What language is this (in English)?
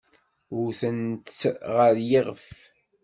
Kabyle